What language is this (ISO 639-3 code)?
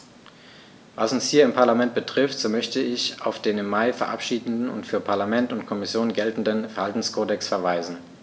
deu